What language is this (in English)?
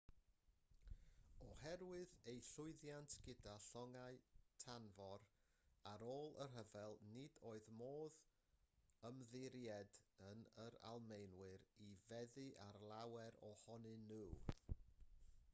Welsh